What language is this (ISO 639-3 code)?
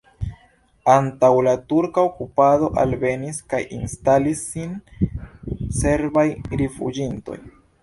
epo